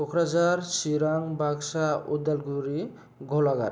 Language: Bodo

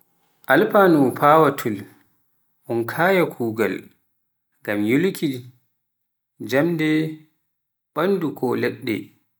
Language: Pular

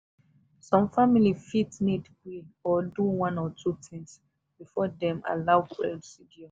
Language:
Nigerian Pidgin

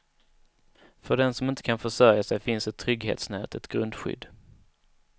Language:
Swedish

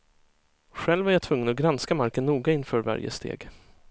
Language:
Swedish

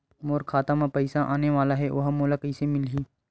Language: Chhattisgarhi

